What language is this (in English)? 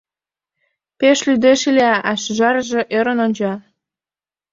Mari